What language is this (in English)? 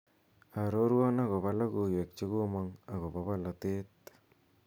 Kalenjin